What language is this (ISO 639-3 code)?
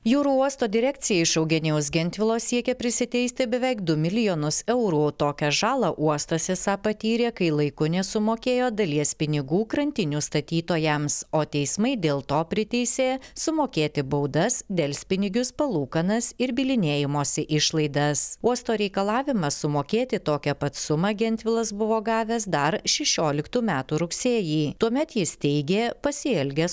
lit